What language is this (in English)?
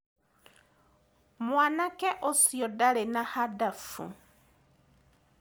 Kikuyu